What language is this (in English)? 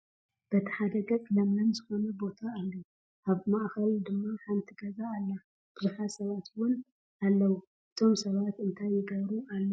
Tigrinya